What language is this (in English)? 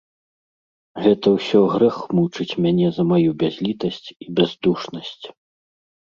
Belarusian